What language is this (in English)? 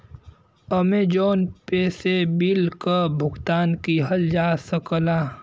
Bhojpuri